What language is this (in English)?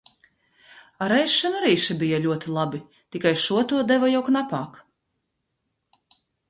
Latvian